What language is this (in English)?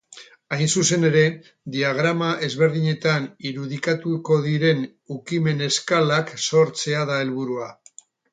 Basque